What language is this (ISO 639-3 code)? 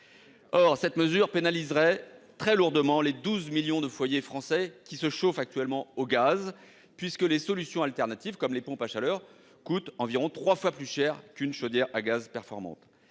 fra